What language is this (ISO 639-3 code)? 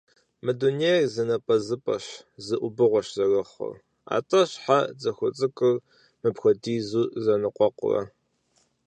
kbd